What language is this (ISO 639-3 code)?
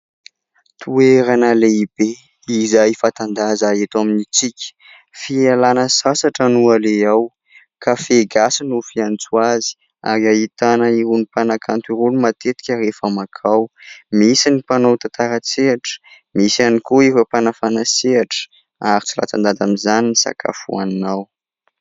mlg